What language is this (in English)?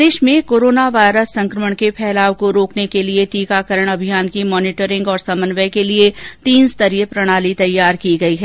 Hindi